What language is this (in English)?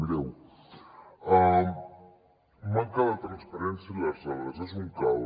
Catalan